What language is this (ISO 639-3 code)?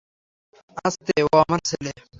ben